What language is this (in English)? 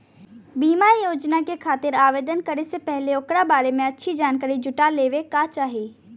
Bhojpuri